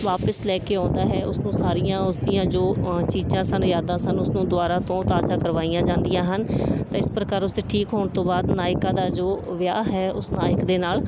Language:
Punjabi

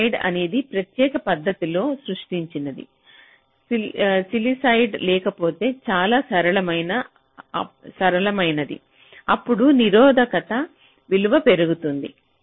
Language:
Telugu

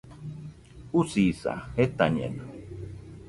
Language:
Nüpode Huitoto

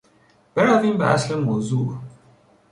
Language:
Persian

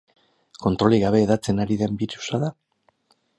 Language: Basque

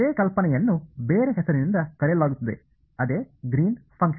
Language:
Kannada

